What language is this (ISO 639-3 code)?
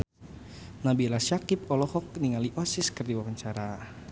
sun